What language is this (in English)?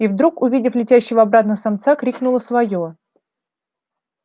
Russian